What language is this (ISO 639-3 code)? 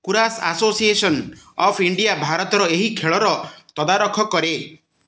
ori